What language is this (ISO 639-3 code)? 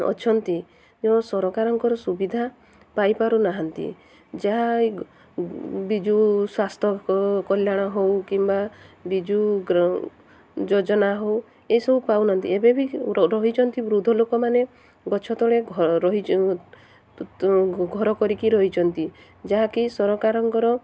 ori